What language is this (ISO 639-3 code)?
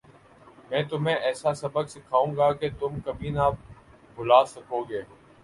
urd